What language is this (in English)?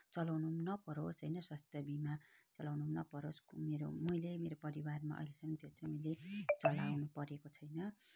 Nepali